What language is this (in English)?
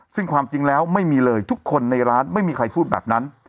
Thai